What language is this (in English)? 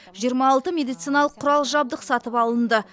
Kazakh